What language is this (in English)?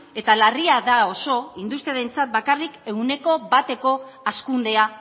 Basque